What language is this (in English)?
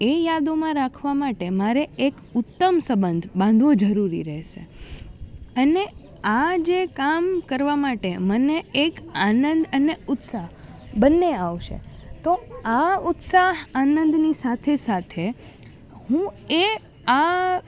Gujarati